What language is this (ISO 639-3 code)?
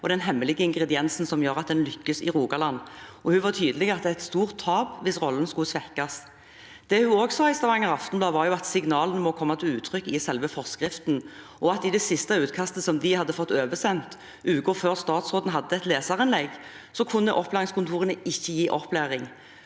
nor